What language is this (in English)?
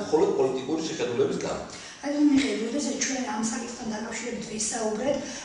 Greek